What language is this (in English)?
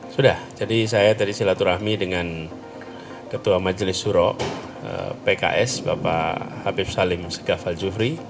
Indonesian